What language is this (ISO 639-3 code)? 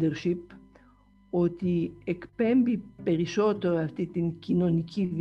ell